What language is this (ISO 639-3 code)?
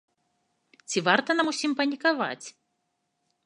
bel